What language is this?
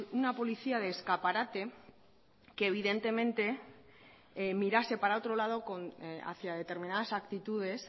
Spanish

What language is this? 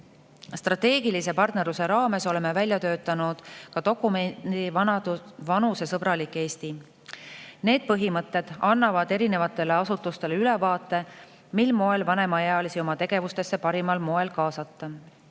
Estonian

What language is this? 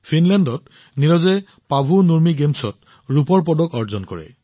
Assamese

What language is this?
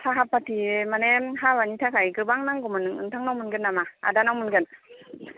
Bodo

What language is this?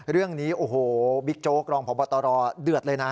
Thai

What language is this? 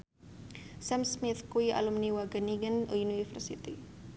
Javanese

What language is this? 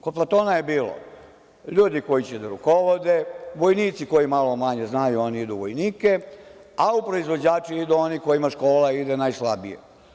Serbian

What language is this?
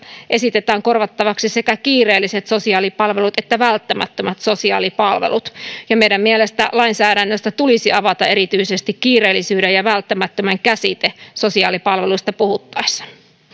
Finnish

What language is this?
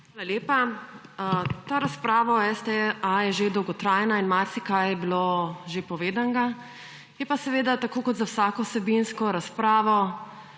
Slovenian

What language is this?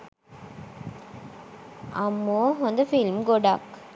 Sinhala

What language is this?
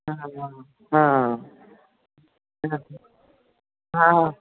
Sindhi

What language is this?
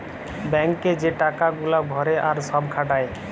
Bangla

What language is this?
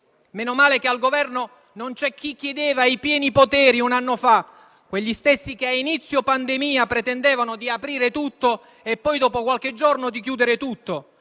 Italian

